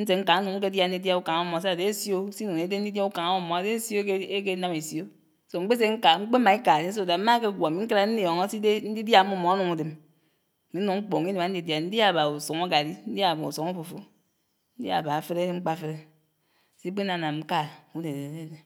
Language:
Anaang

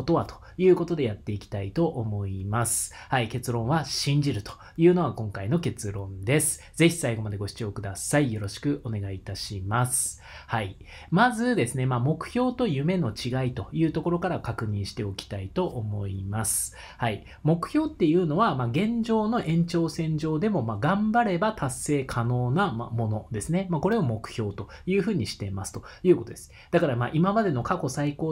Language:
Japanese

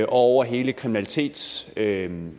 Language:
Danish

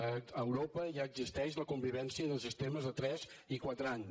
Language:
Catalan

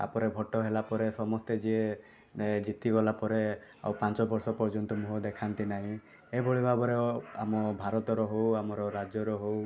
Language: Odia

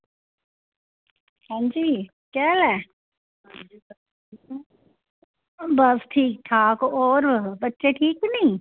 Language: Dogri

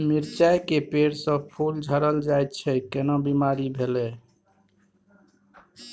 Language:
Maithili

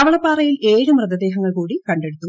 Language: Malayalam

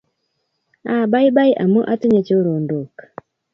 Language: Kalenjin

